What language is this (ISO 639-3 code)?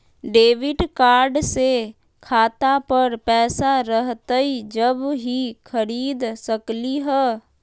mag